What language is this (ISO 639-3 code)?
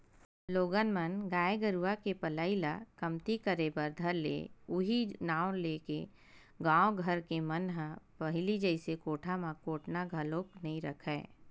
hne